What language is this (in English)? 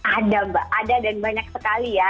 Indonesian